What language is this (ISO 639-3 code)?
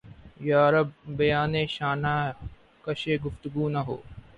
urd